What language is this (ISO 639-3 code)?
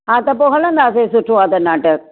snd